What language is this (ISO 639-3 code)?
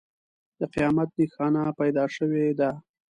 pus